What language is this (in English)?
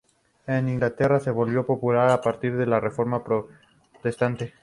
Spanish